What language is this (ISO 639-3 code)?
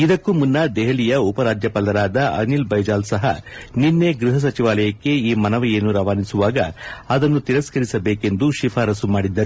kan